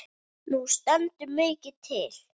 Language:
Icelandic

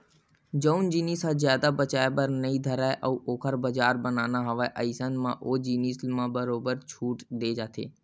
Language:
Chhattisgarhi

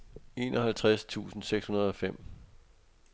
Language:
Danish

